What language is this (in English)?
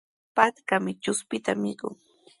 Sihuas Ancash Quechua